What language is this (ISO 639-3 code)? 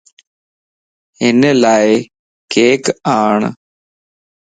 lss